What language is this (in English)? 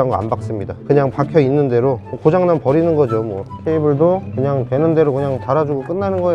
Korean